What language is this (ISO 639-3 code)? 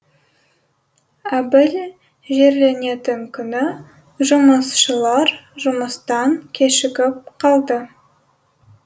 kaz